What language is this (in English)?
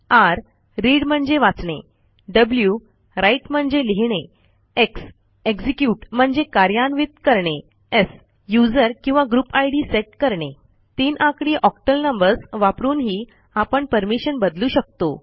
Marathi